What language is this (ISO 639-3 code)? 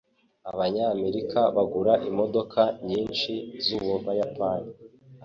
kin